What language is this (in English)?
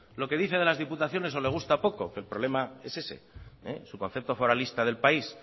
Spanish